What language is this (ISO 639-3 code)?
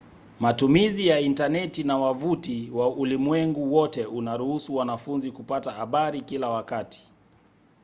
swa